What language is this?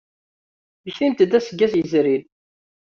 Kabyle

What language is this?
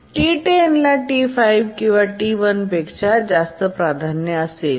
Marathi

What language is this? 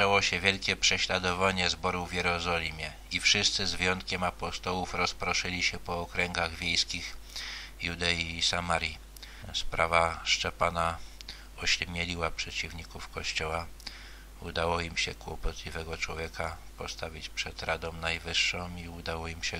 Polish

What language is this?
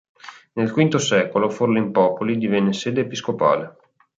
Italian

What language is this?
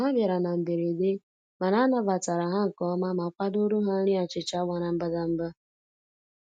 Igbo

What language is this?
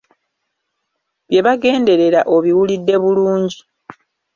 Ganda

